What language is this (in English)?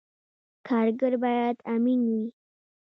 Pashto